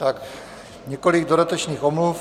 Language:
Czech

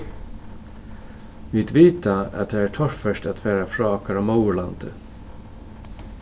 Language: Faroese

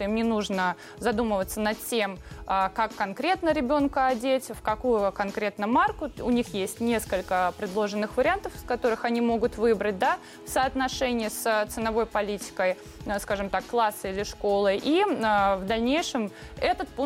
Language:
Russian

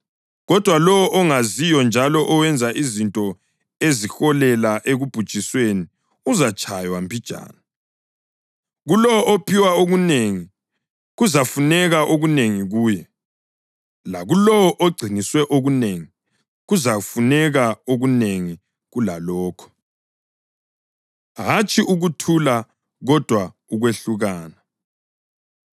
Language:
North Ndebele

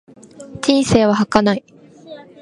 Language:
Japanese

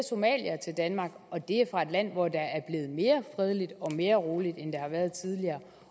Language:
Danish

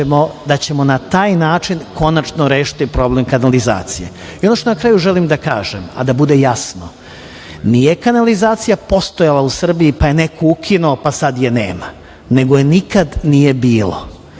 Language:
Serbian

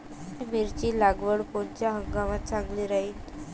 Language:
Marathi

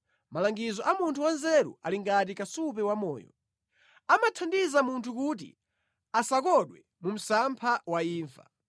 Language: Nyanja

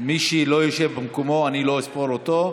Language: Hebrew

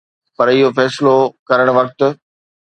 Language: Sindhi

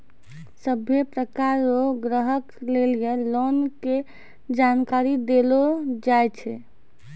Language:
Maithili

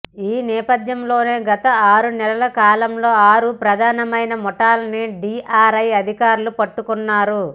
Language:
Telugu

